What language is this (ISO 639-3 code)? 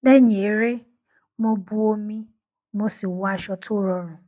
yor